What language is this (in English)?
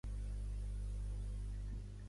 Catalan